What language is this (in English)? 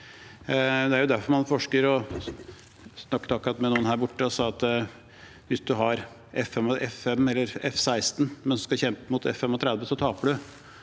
Norwegian